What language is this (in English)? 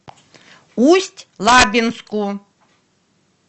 Russian